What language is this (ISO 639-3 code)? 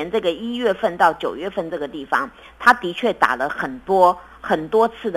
zho